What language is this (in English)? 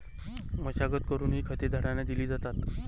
Marathi